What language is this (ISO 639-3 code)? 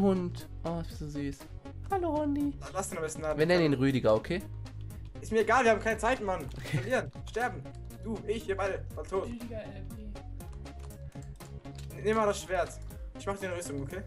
deu